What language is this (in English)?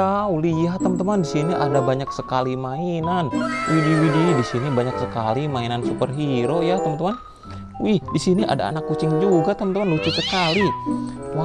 Indonesian